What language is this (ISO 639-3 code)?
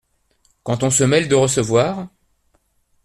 fra